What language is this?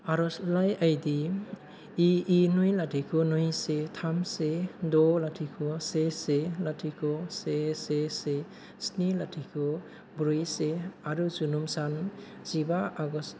Bodo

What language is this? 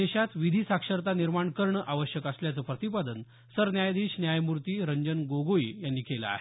Marathi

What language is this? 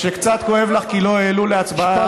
Hebrew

